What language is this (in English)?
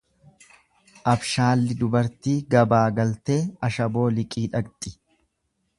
Oromo